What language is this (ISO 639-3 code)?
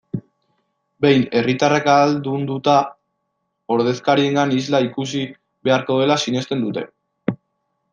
eus